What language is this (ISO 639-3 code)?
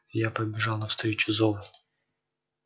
rus